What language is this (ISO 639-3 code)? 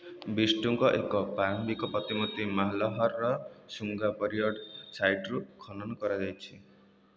ori